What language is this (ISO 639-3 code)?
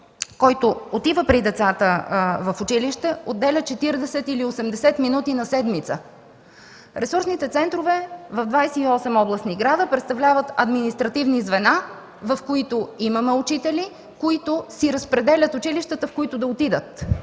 bul